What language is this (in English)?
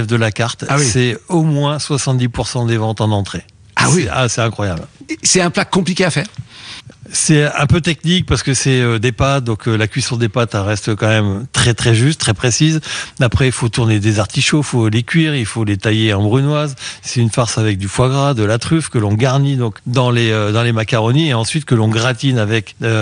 French